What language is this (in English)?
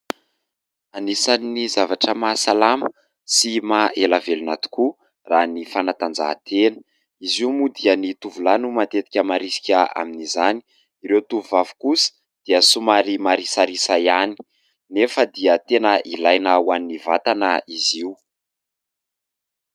Malagasy